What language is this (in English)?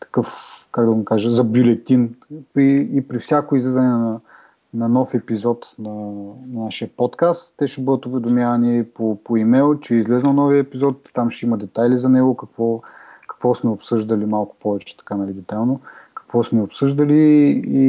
Bulgarian